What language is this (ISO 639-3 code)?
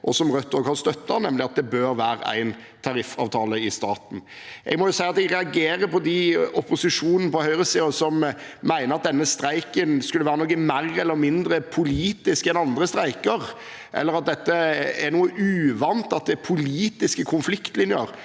nor